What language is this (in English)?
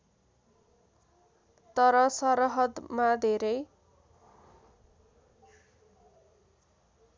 Nepali